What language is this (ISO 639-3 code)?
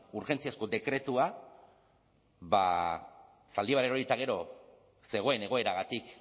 eus